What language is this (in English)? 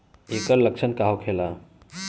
Bhojpuri